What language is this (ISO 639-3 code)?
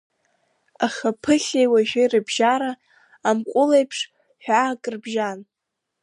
abk